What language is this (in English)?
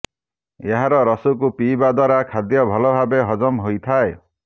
Odia